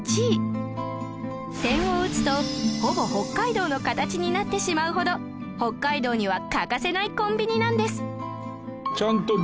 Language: Japanese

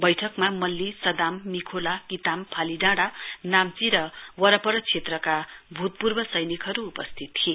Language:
Nepali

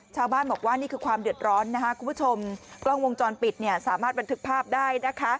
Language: Thai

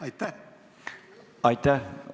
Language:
Estonian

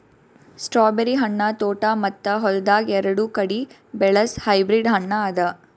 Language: Kannada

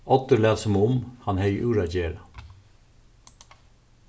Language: Faroese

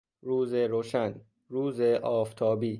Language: Persian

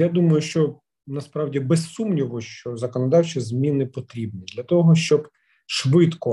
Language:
Ukrainian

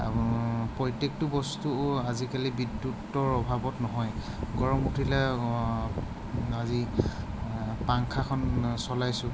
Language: Assamese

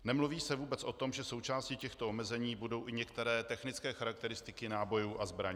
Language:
Czech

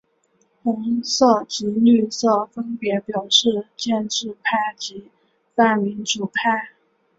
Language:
Chinese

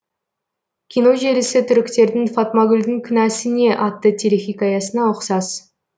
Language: Kazakh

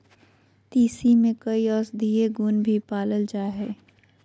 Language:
Magahi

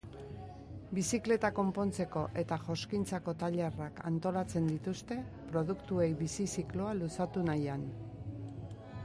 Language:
Basque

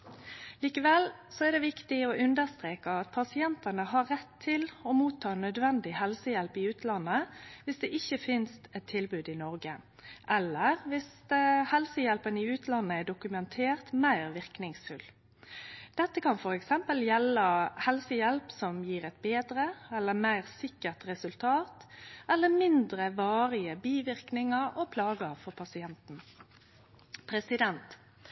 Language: Norwegian Nynorsk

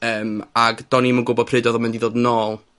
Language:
Welsh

